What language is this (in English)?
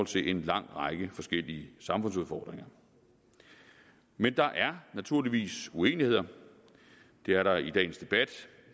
Danish